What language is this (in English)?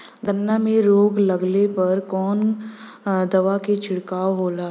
Bhojpuri